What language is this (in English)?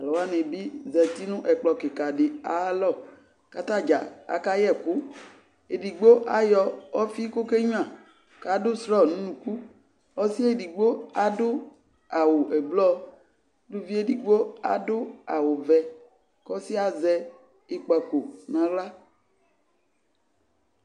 Ikposo